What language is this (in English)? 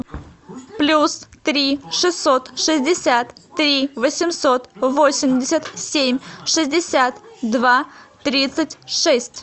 Russian